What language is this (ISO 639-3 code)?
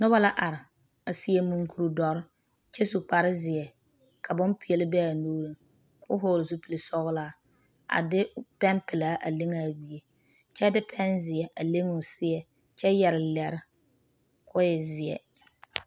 dga